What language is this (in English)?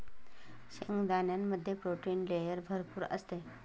Marathi